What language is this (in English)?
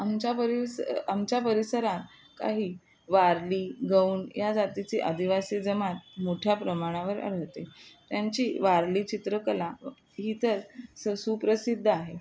Marathi